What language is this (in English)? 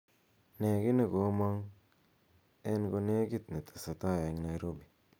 Kalenjin